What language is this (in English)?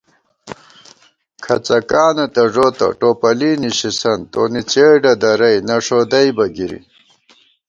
Gawar-Bati